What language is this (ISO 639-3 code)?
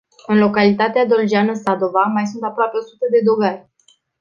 ron